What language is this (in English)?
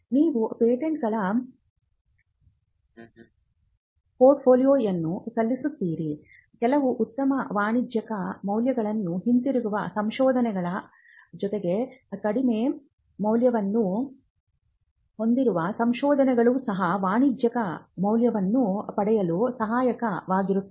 Kannada